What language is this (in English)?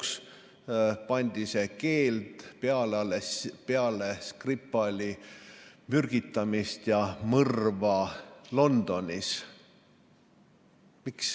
Estonian